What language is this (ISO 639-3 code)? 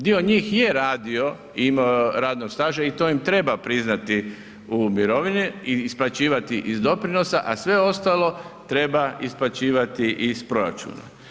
hrv